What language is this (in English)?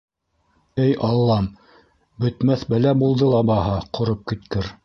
Bashkir